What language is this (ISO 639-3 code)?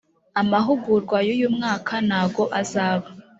kin